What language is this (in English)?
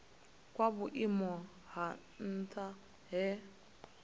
Venda